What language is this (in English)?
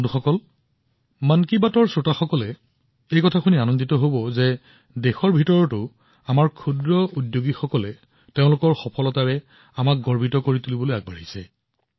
Assamese